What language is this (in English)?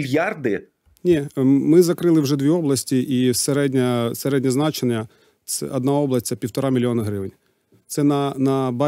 Ukrainian